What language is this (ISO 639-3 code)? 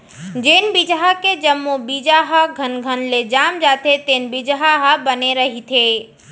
hne